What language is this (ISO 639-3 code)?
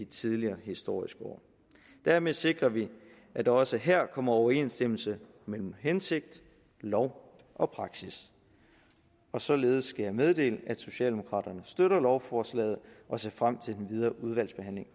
dan